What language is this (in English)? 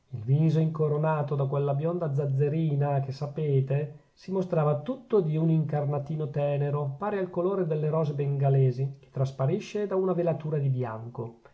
Italian